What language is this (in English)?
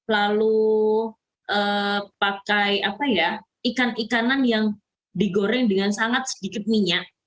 Indonesian